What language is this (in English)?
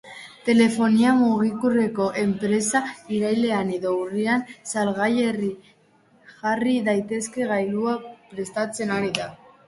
Basque